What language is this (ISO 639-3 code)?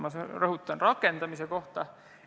est